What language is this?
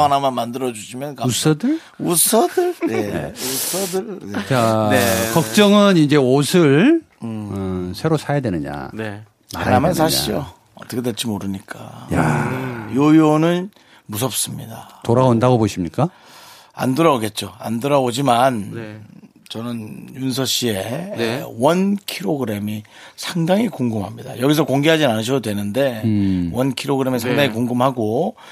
Korean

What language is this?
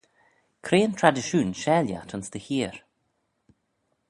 Manx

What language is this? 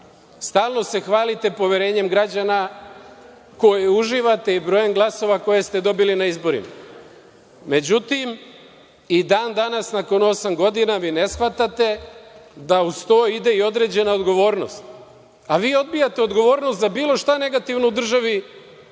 Serbian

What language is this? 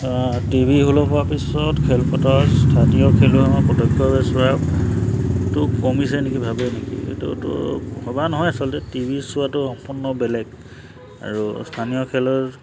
Assamese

